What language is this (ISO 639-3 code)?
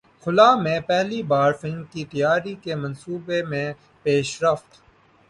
urd